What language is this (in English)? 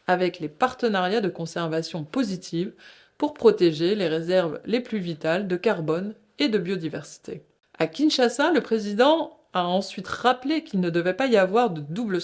French